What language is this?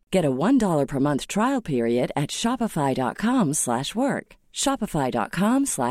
French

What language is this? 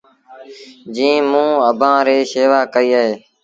Sindhi Bhil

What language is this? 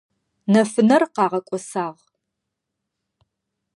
Adyghe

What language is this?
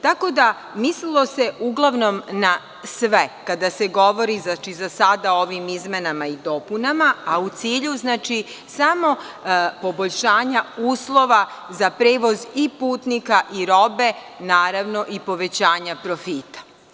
Serbian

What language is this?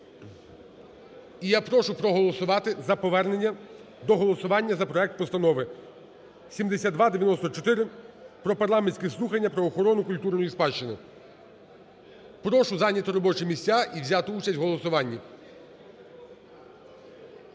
Ukrainian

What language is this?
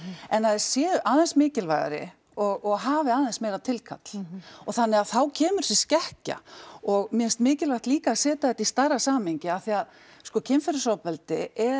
Icelandic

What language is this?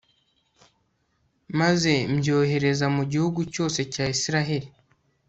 Kinyarwanda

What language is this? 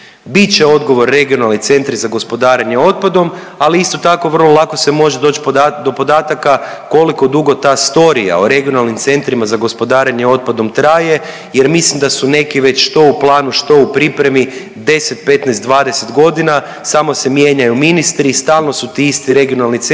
Croatian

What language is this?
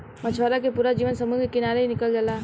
Bhojpuri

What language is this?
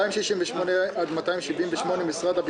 Hebrew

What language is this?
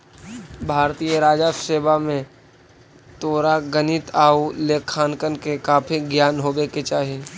Magahi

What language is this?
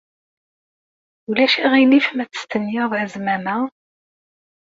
Kabyle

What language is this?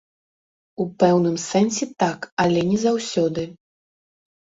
Belarusian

